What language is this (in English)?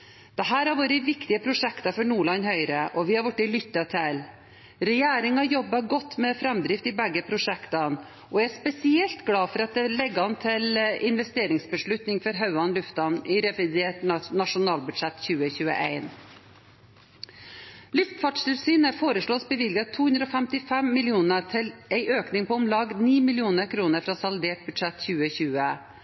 Norwegian Bokmål